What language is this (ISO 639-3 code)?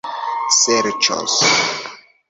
epo